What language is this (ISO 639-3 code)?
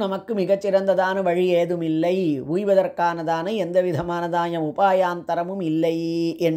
hin